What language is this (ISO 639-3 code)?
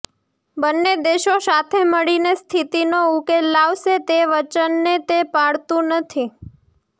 guj